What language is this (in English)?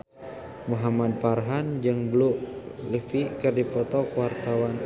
Sundanese